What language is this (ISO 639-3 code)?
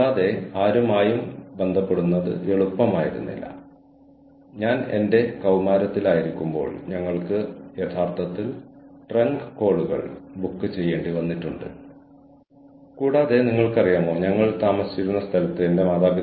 mal